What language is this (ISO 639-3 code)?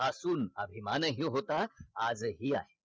mar